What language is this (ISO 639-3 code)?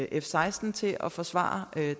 dan